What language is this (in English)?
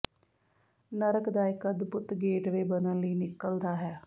Punjabi